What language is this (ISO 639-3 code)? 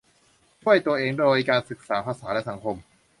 tha